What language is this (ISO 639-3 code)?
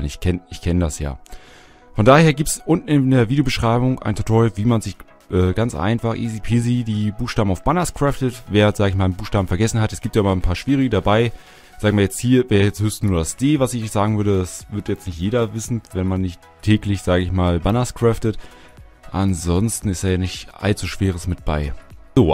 deu